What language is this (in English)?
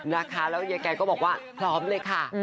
Thai